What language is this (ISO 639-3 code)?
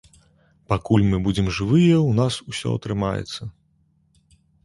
bel